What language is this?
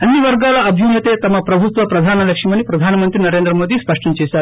Telugu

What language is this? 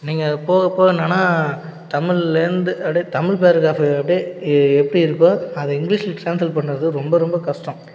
Tamil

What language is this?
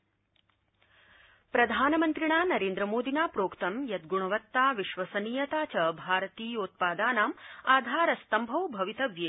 Sanskrit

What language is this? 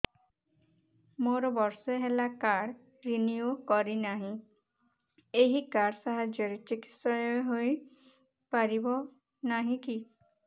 Odia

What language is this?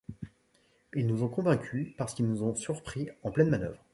French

